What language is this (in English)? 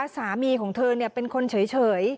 Thai